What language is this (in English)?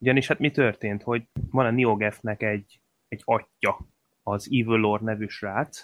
Hungarian